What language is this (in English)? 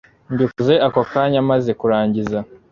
Kinyarwanda